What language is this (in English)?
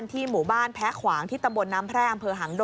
Thai